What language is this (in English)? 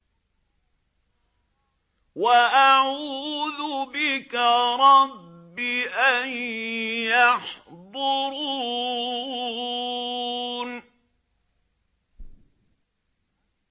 Arabic